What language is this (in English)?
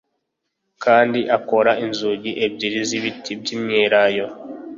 Kinyarwanda